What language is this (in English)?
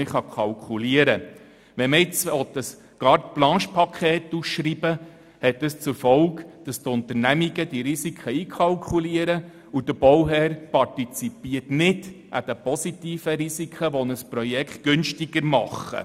Swiss German